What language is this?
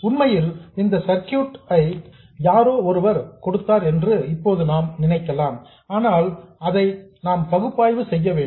Tamil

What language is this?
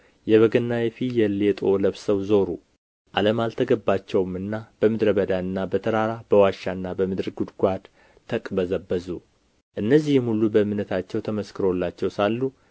Amharic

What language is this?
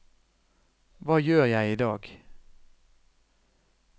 Norwegian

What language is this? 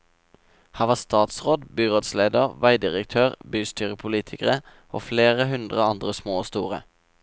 Norwegian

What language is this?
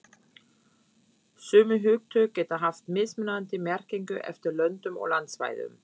Icelandic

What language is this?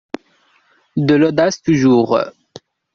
French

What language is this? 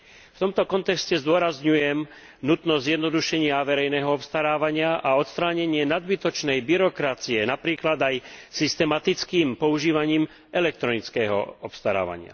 Slovak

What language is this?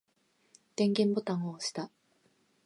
Japanese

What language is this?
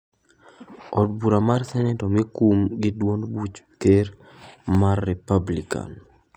Luo (Kenya and Tanzania)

